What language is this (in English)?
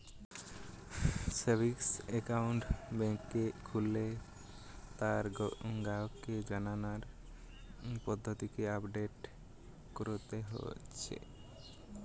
Bangla